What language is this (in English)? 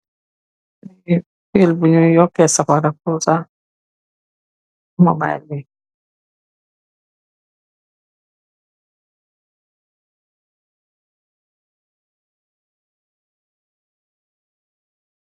Wolof